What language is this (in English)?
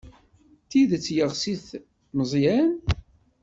Kabyle